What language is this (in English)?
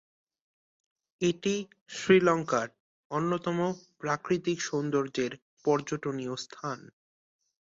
Bangla